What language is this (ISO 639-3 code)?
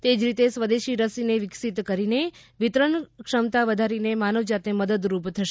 guj